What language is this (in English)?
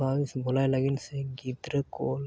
Santali